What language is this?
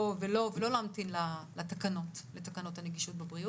Hebrew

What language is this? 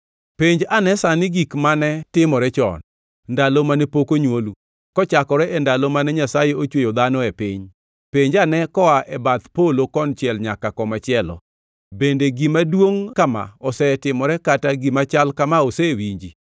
Luo (Kenya and Tanzania)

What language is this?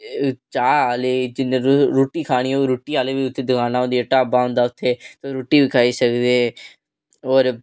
Dogri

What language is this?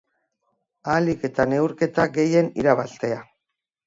Basque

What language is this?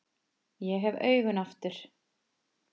Icelandic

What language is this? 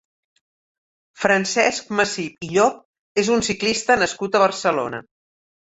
Catalan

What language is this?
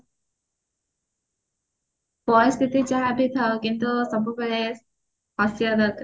Odia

